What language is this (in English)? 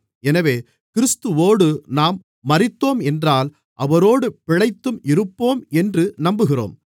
Tamil